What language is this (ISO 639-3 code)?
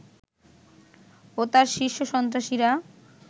ben